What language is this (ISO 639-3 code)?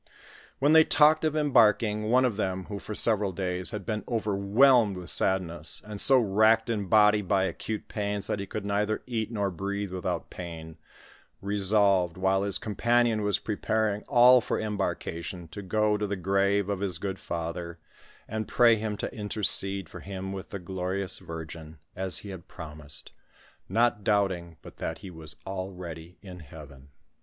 eng